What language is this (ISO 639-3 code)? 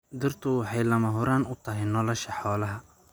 som